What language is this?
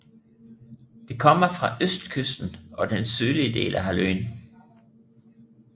Danish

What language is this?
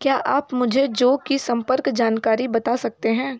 Hindi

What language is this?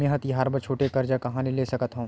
Chhattisgarhi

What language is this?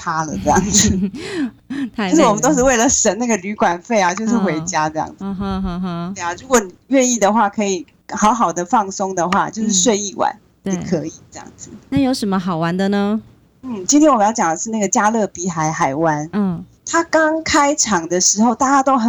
Chinese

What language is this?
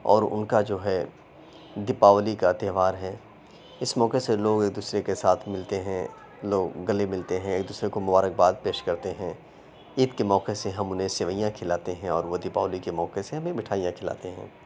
Urdu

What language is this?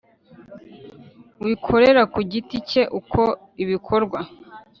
Kinyarwanda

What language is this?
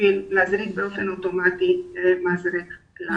Hebrew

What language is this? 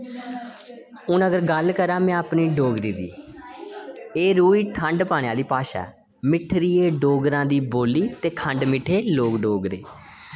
Dogri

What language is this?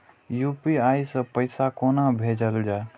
Maithili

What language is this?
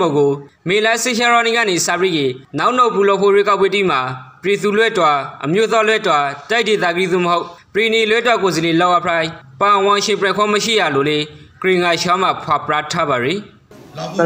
Thai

